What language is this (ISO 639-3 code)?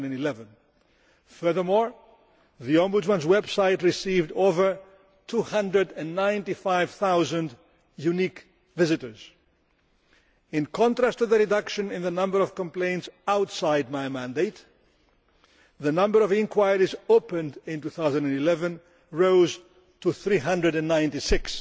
eng